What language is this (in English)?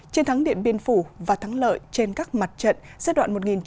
Vietnamese